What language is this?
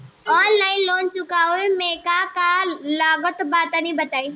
Bhojpuri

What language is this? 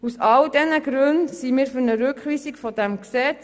Swiss German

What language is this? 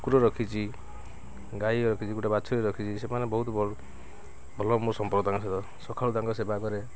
Odia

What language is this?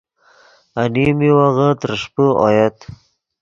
Yidgha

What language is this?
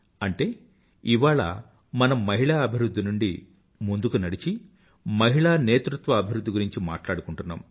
Telugu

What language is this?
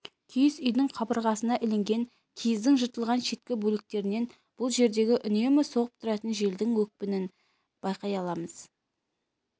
Kazakh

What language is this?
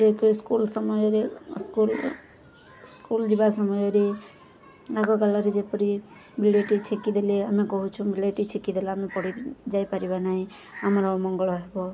Odia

